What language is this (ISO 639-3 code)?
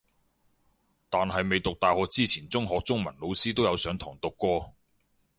yue